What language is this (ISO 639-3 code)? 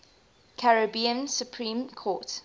eng